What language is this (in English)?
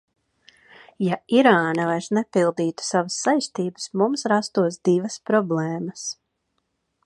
Latvian